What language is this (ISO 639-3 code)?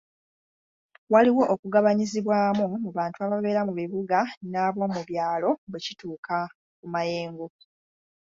lug